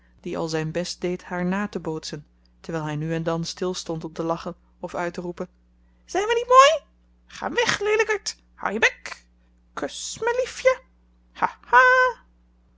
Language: Dutch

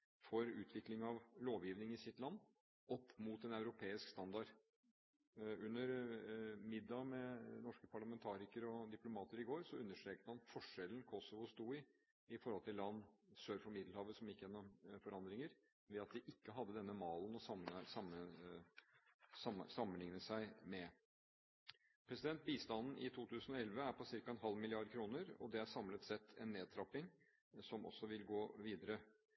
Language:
Norwegian Bokmål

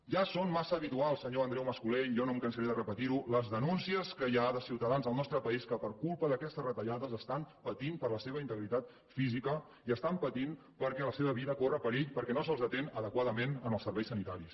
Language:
Catalan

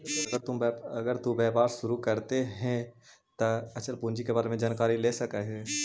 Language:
Magahi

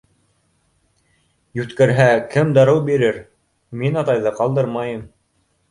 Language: Bashkir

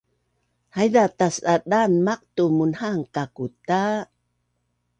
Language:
Bunun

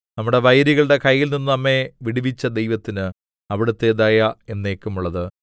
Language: Malayalam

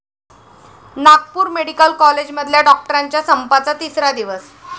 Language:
Marathi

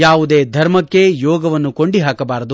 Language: Kannada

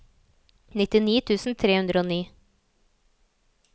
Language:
Norwegian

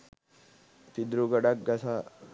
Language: Sinhala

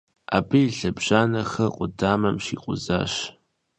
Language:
Kabardian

